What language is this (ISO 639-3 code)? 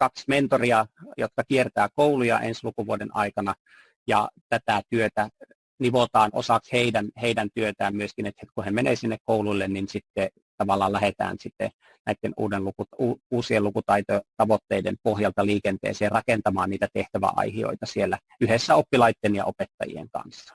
fin